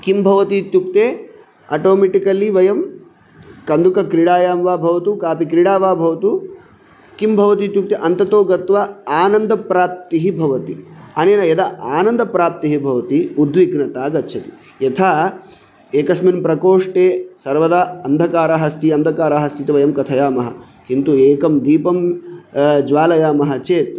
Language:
Sanskrit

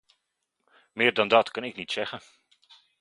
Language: Dutch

